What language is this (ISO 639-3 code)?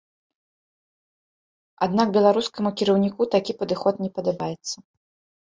bel